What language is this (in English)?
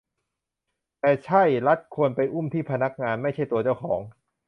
Thai